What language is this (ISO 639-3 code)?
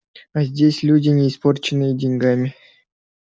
rus